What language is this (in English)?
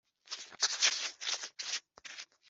Kinyarwanda